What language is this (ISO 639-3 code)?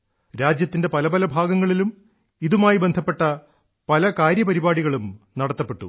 mal